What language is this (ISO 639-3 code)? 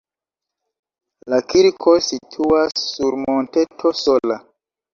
epo